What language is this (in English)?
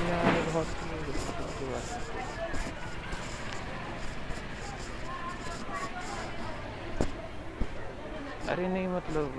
Marathi